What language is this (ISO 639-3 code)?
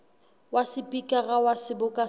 sot